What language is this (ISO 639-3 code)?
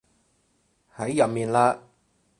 yue